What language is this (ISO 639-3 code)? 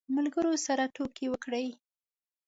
pus